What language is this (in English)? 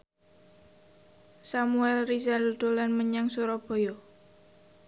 Javanese